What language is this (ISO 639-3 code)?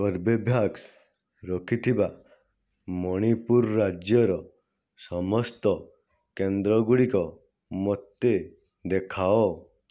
ori